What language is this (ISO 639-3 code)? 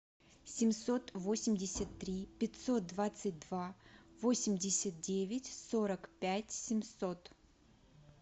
rus